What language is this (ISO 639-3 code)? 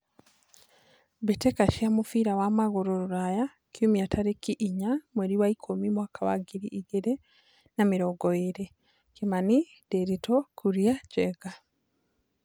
kik